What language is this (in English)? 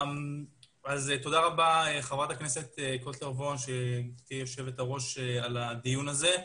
Hebrew